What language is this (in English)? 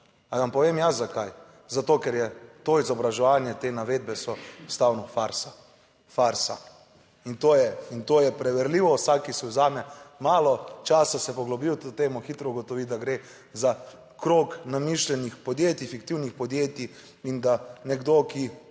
Slovenian